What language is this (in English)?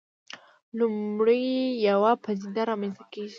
Pashto